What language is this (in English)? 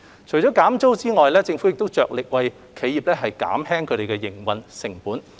Cantonese